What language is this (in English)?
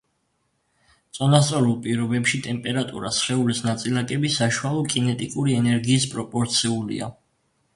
Georgian